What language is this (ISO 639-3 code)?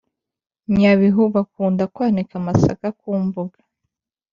kin